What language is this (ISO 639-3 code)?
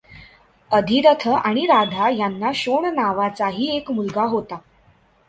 mar